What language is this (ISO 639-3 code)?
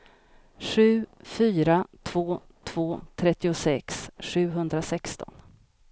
swe